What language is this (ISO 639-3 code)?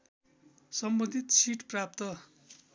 nep